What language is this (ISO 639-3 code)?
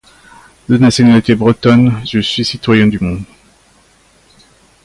fra